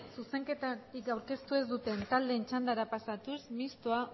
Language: Basque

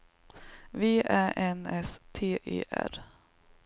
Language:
Swedish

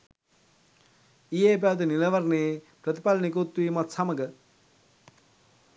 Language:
Sinhala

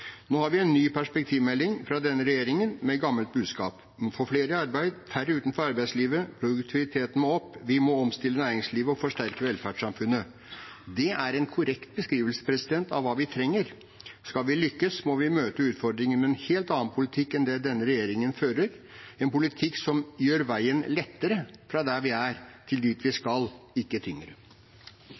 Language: Norwegian Bokmål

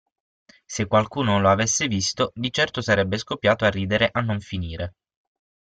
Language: Italian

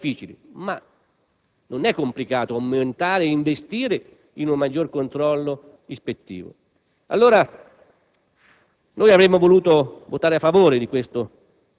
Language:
Italian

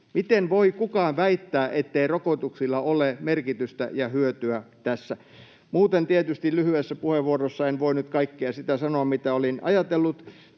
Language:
Finnish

